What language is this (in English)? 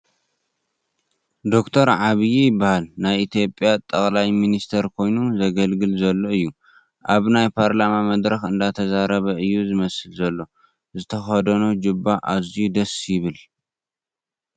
Tigrinya